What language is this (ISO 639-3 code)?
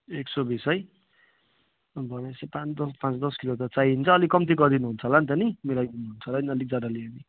nep